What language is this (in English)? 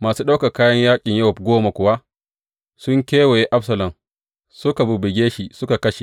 Hausa